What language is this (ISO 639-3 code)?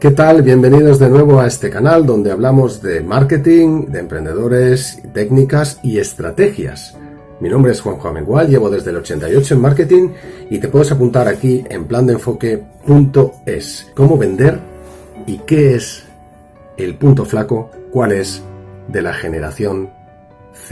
spa